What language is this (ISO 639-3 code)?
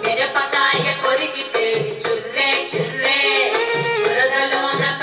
vie